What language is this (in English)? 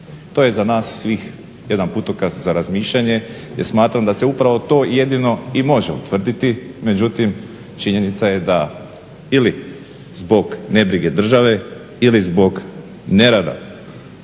Croatian